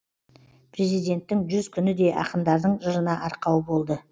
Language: Kazakh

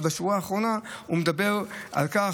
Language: Hebrew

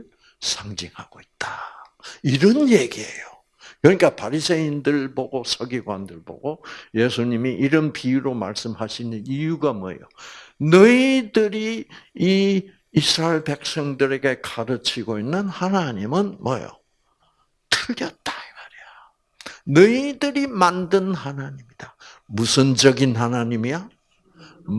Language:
Korean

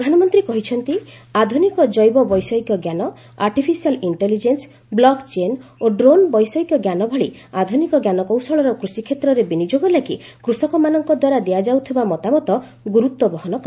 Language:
Odia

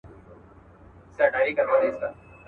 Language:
Pashto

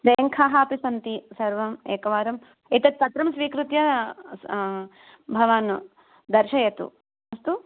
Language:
Sanskrit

